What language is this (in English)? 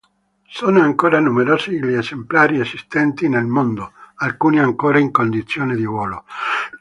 Italian